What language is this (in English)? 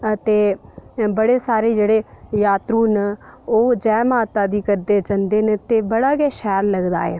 Dogri